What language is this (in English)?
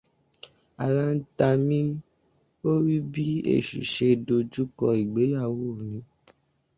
Yoruba